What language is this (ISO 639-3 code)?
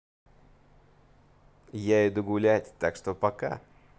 rus